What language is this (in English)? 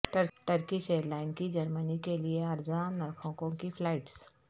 Urdu